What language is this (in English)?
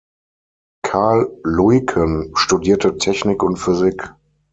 German